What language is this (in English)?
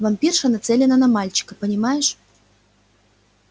Russian